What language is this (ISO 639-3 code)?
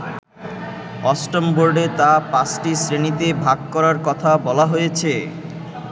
ben